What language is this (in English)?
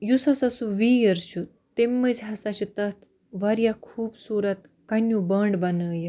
Kashmiri